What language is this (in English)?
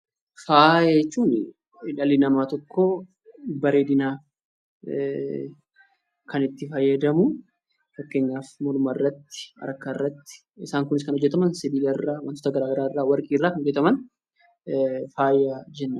Oromo